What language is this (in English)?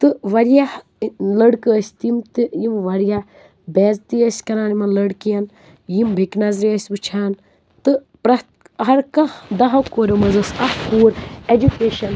Kashmiri